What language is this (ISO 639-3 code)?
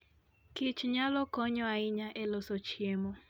luo